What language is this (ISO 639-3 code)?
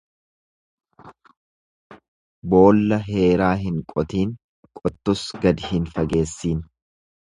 orm